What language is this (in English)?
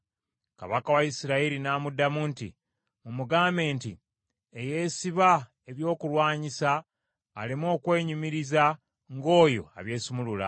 Ganda